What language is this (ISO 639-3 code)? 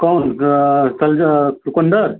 hin